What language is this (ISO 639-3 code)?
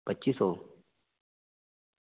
doi